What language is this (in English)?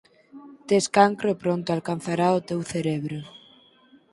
Galician